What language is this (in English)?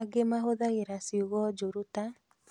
Kikuyu